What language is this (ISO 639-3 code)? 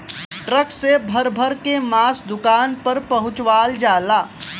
bho